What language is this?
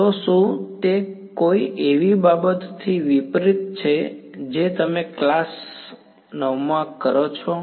Gujarati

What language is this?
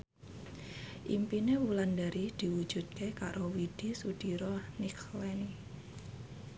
Javanese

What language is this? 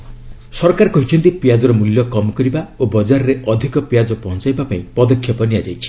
Odia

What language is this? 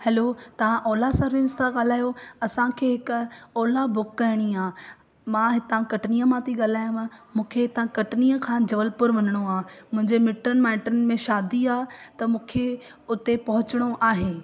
Sindhi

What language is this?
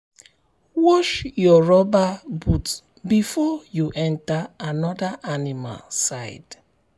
Nigerian Pidgin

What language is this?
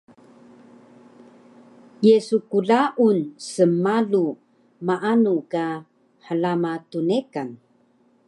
Taroko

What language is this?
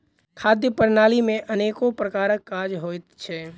Maithili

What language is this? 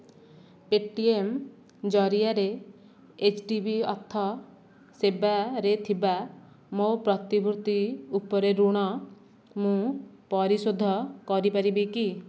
Odia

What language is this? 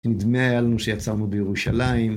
Hebrew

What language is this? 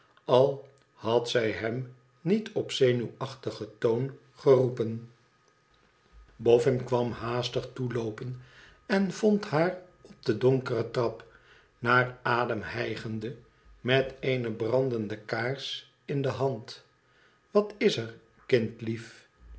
Dutch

